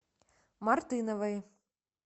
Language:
Russian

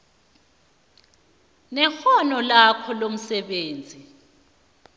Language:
South Ndebele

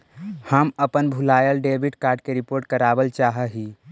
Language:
Magahi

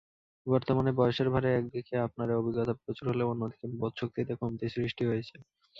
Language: Bangla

